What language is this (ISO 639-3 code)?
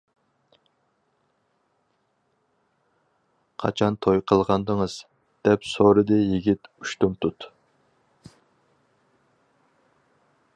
uig